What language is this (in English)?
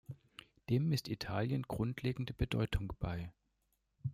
German